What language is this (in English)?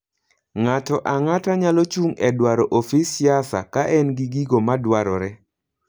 Luo (Kenya and Tanzania)